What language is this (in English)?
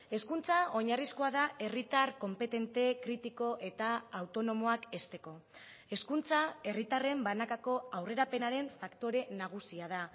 Basque